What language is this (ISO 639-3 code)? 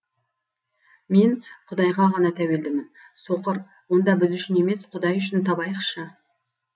kaz